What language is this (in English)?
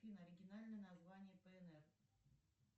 Russian